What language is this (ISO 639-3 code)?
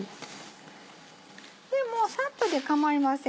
jpn